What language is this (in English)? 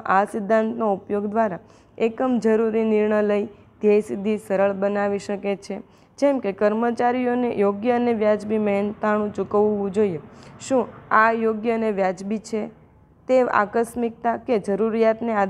Gujarati